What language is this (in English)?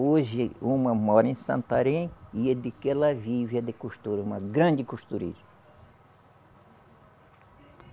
Portuguese